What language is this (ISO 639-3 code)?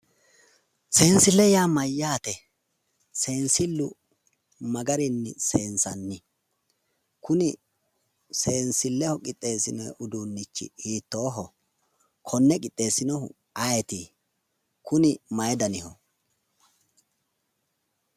sid